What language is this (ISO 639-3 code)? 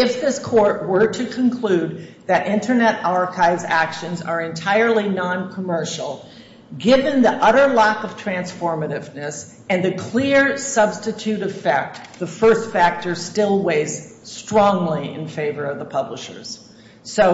eng